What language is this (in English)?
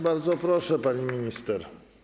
Polish